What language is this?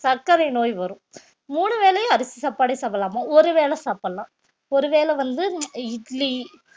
Tamil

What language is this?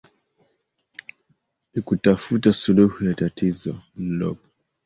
Swahili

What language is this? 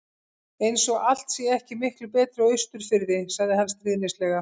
Icelandic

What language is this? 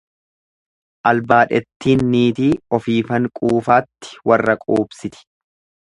Oromo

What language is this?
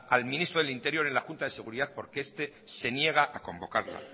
Spanish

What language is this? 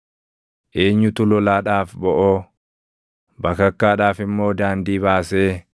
Oromo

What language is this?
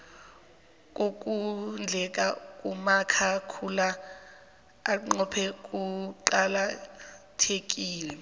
South Ndebele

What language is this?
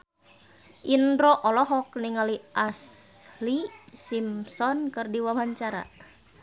Sundanese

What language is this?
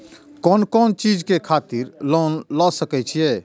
Maithili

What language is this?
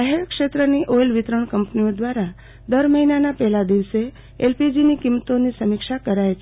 Gujarati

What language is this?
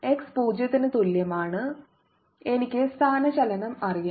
Malayalam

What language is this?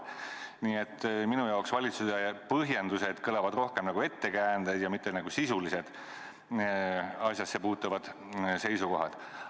Estonian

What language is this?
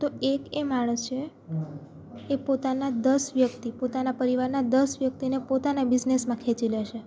Gujarati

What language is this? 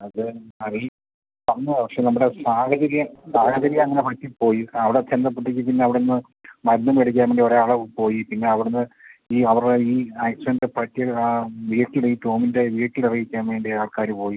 Malayalam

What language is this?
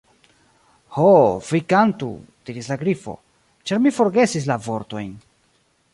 Esperanto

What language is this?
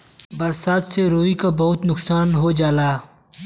Bhojpuri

